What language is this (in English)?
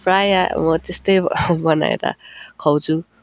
Nepali